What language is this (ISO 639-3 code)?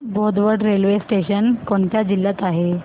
mar